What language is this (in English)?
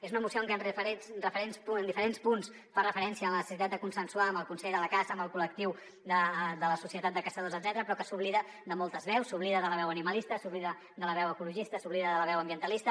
Catalan